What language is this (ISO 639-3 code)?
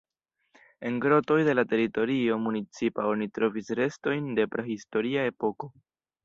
epo